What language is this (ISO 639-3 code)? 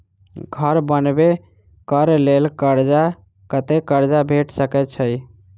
mai